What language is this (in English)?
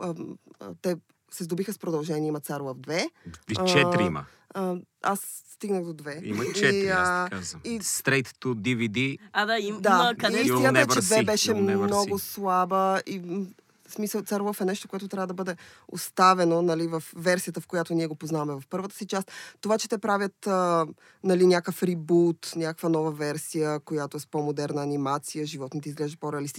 Bulgarian